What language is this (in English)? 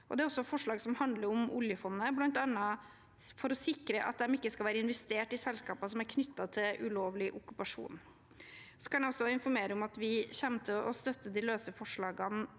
Norwegian